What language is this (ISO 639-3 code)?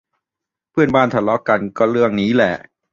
tha